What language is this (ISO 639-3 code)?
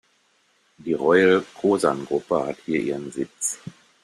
deu